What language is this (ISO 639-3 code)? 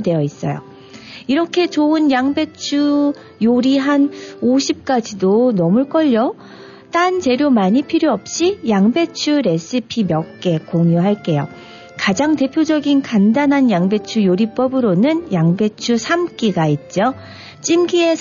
kor